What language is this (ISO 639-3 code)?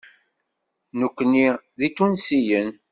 kab